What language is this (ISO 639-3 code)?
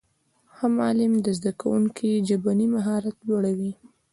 pus